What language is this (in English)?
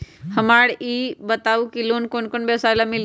Magahi